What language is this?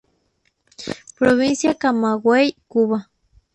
Spanish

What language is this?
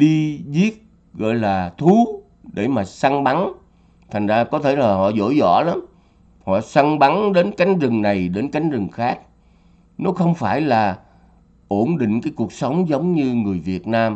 Vietnamese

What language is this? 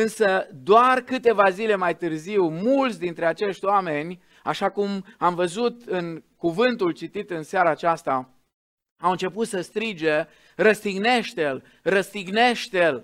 Romanian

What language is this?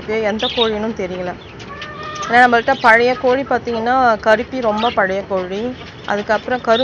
Turkish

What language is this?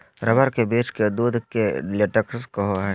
Magahi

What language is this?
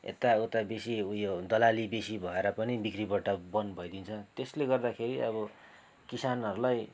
Nepali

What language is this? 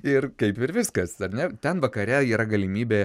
Lithuanian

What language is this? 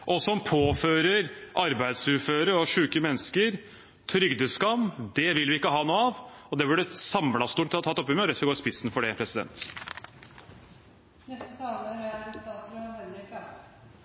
Norwegian Bokmål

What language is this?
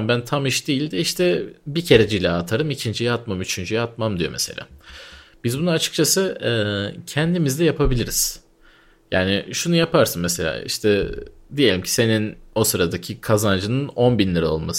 Turkish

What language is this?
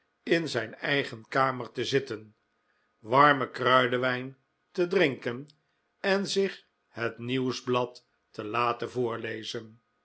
Dutch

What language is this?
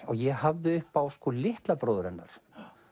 Icelandic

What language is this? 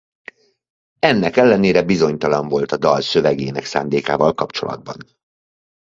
Hungarian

